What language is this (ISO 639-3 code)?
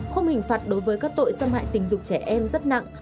vie